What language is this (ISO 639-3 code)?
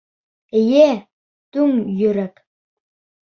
bak